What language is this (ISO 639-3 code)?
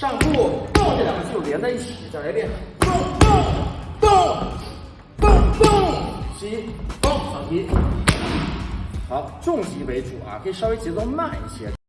zho